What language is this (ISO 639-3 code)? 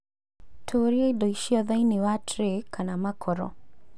kik